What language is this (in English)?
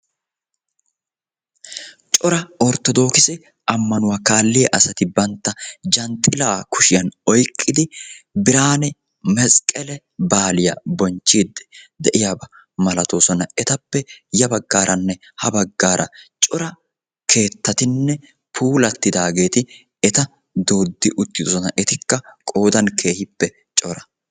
Wolaytta